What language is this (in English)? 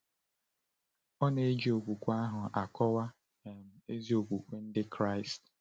Igbo